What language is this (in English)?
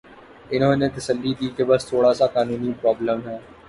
Urdu